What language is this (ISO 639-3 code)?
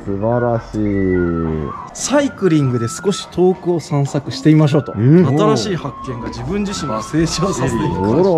jpn